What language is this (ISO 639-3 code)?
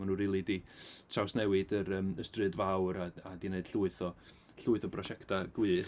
cym